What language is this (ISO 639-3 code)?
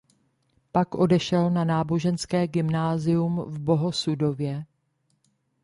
ces